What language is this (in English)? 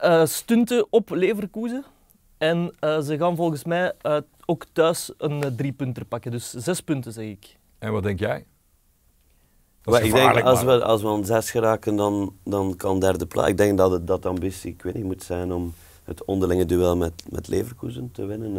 Dutch